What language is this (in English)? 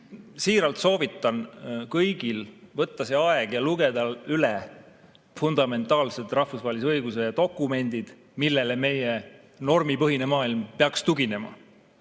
Estonian